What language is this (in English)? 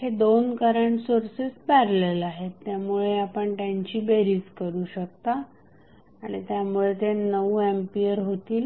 Marathi